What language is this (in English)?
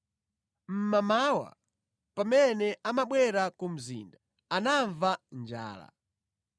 Nyanja